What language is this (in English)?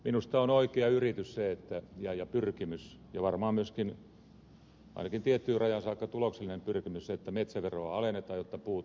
Finnish